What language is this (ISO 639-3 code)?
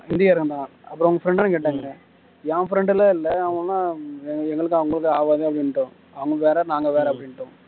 tam